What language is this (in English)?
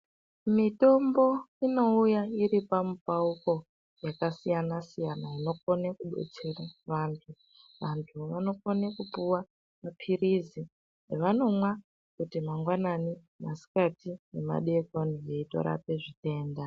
Ndau